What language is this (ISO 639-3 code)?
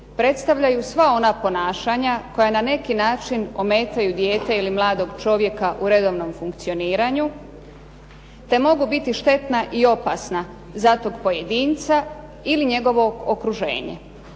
hrv